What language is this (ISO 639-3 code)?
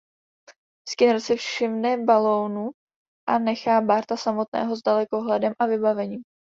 ces